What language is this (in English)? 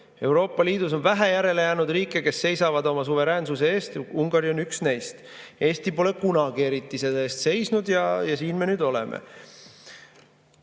Estonian